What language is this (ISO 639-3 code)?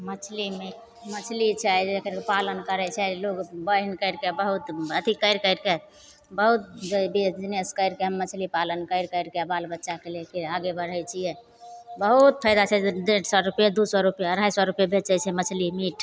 mai